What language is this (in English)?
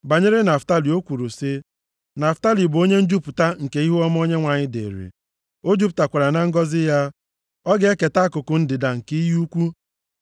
Igbo